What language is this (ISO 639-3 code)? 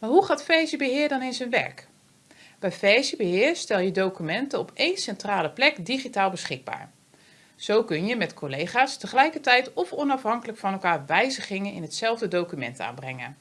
nld